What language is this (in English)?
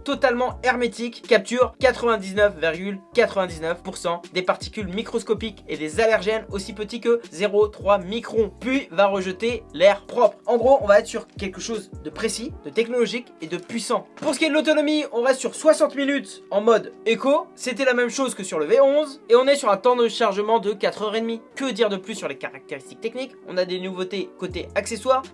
French